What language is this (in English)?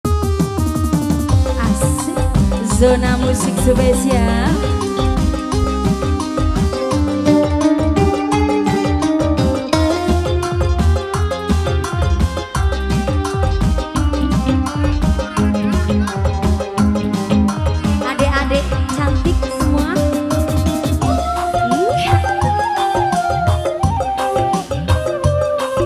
Indonesian